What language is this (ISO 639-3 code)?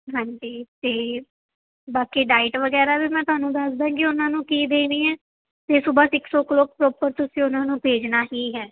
pan